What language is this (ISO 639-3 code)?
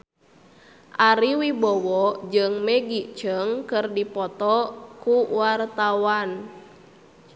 sun